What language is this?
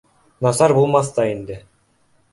Bashkir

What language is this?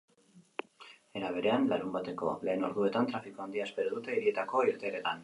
Basque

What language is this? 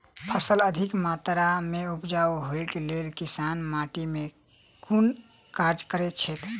Maithili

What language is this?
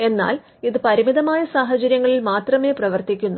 Malayalam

